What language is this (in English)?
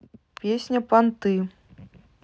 Russian